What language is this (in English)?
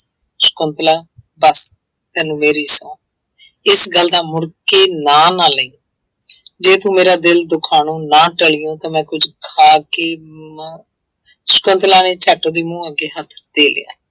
Punjabi